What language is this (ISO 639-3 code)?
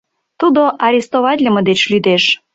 chm